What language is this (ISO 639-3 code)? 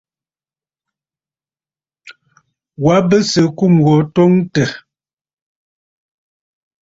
bfd